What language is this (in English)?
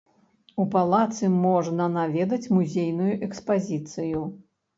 Belarusian